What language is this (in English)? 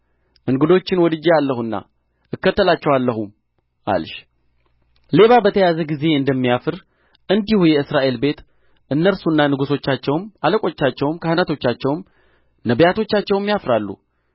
Amharic